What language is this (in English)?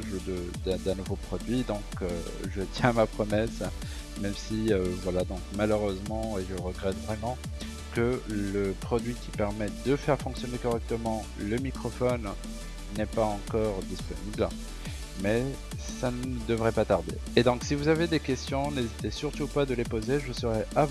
French